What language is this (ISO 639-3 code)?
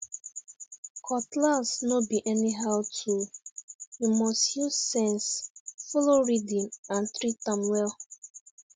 pcm